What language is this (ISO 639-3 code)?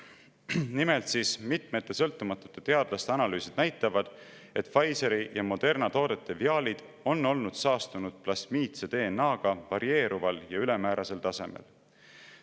est